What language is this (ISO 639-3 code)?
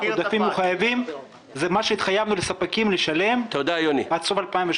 heb